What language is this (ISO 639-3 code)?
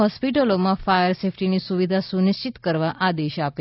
guj